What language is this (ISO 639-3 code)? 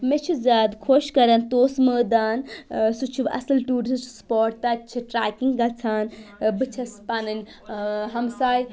kas